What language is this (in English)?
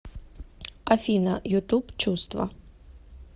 Russian